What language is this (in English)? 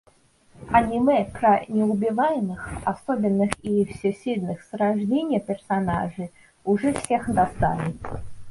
Russian